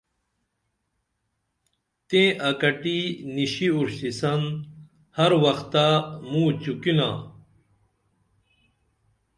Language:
Dameli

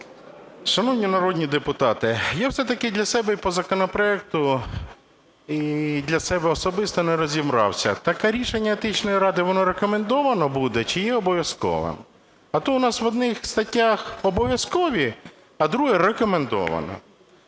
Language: Ukrainian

